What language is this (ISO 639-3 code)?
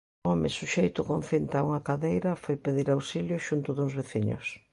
glg